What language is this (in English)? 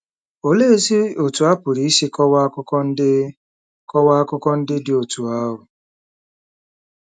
Igbo